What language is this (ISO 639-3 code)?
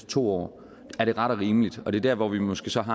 dan